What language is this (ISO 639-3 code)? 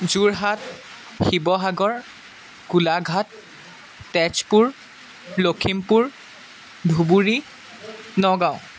asm